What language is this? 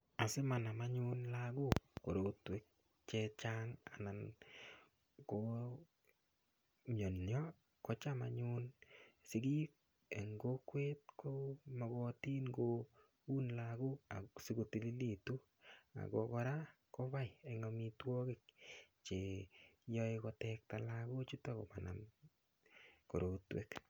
Kalenjin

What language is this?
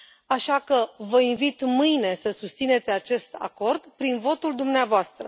Romanian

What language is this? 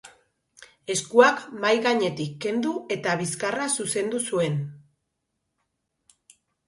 Basque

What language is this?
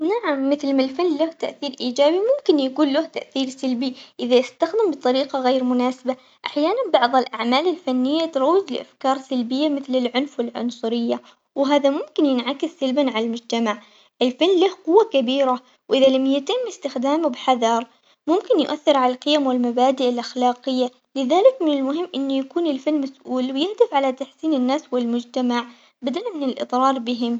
Omani Arabic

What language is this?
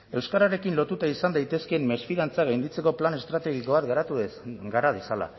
Basque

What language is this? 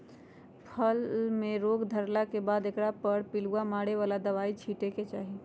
Magahi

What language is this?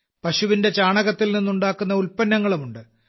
Malayalam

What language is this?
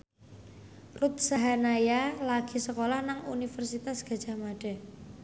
Javanese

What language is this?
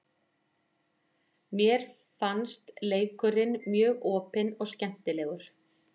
Icelandic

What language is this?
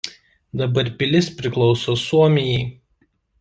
Lithuanian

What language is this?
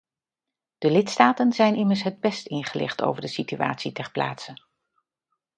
Dutch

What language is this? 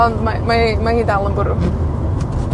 Welsh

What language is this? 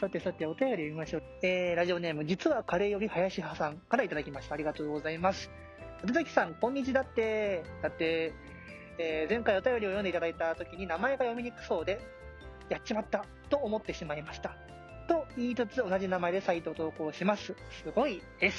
Japanese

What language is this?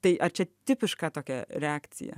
Lithuanian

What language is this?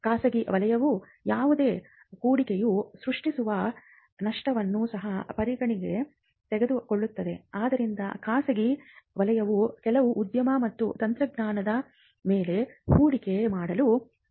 Kannada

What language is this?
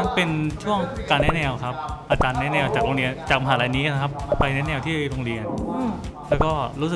Thai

